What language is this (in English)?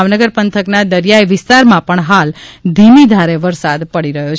Gujarati